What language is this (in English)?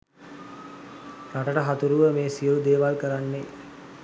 Sinhala